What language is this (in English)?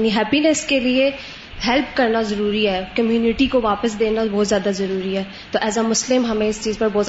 Urdu